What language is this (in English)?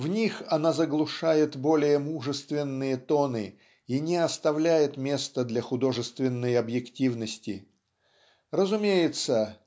Russian